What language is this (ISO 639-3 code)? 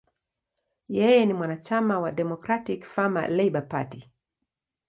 swa